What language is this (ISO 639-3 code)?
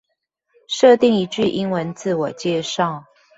zho